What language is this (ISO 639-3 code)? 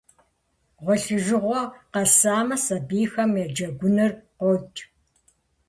kbd